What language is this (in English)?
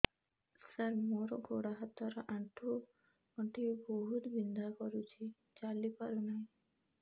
Odia